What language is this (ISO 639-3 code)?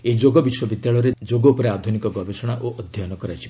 ori